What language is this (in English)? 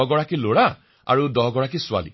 Assamese